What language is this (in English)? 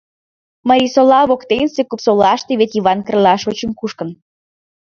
Mari